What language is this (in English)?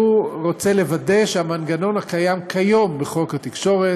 Hebrew